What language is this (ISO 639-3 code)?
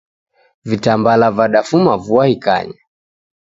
dav